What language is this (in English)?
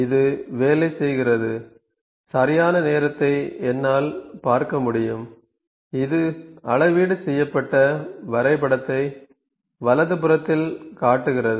Tamil